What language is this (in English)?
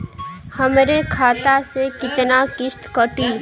Bhojpuri